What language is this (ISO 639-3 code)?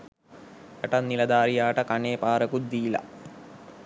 sin